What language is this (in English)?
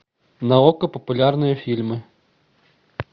Russian